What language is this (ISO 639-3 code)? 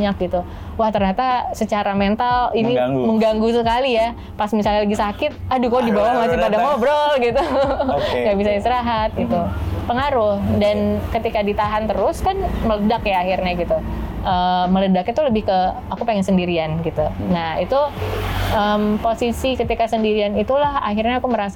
ind